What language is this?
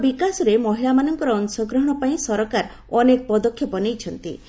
Odia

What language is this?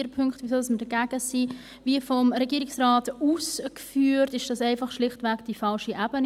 Swiss German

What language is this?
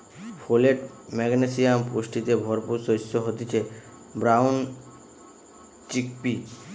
Bangla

